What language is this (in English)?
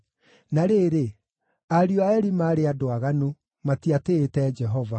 Kikuyu